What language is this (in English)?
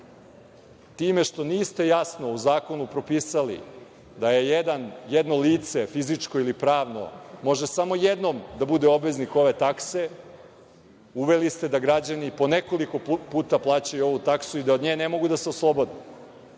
Serbian